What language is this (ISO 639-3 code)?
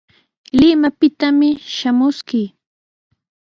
qws